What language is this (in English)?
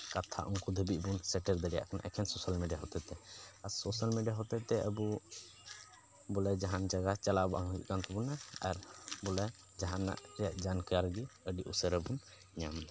Santali